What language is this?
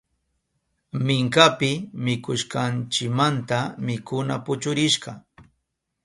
Southern Pastaza Quechua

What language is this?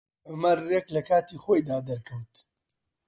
Central Kurdish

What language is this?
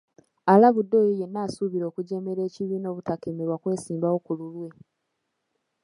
Ganda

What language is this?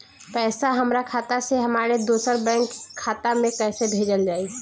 Bhojpuri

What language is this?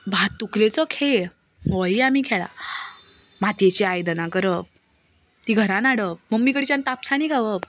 Konkani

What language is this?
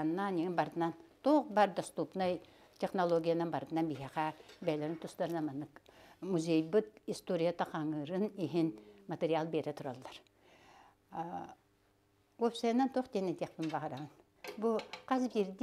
Arabic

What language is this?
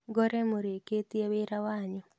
Kikuyu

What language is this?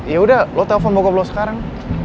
Indonesian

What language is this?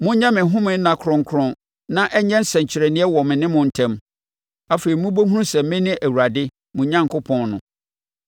Akan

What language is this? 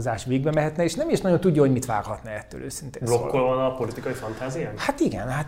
Hungarian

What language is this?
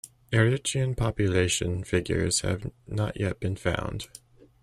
English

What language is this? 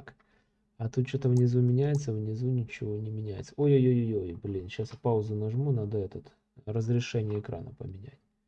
Russian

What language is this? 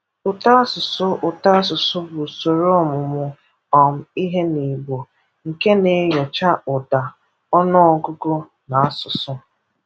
Igbo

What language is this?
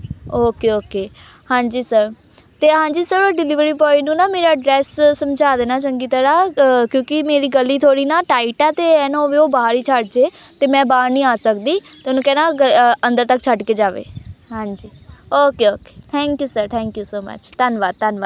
Punjabi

